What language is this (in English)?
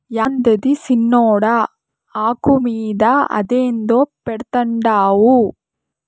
Telugu